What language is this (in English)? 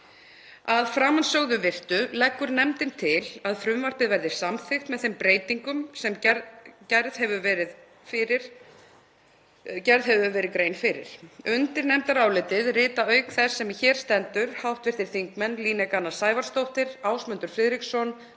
Icelandic